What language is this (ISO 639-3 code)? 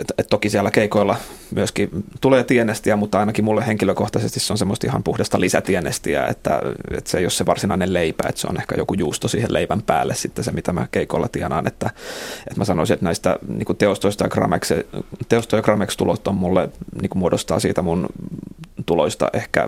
fin